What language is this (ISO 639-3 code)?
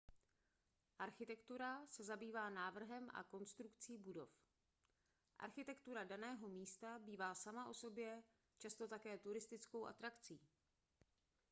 ces